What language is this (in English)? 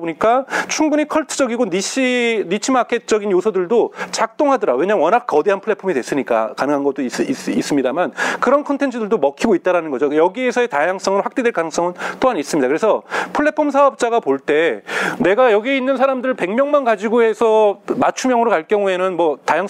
Korean